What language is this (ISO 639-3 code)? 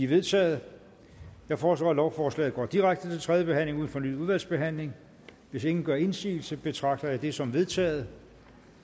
dan